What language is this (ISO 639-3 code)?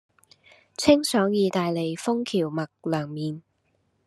yue